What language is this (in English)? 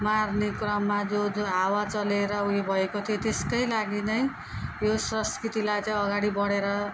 Nepali